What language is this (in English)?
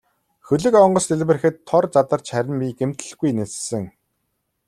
Mongolian